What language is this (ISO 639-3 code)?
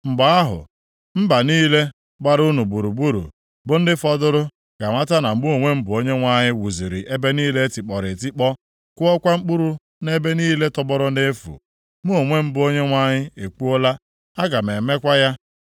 ibo